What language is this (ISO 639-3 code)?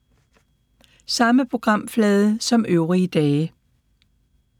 dan